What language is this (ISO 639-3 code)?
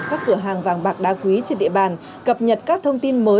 vie